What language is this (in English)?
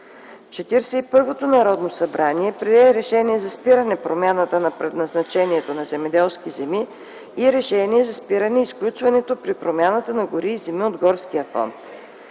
Bulgarian